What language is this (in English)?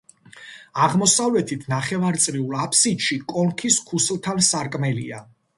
Georgian